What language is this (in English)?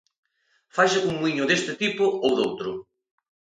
Galician